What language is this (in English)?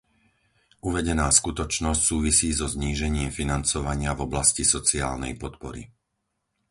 Slovak